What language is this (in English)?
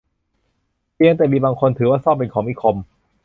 Thai